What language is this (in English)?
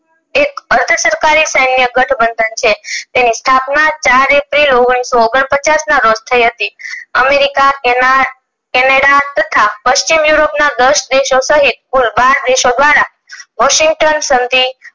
Gujarati